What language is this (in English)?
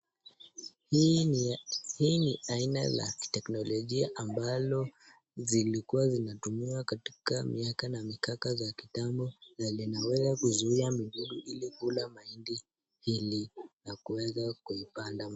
Swahili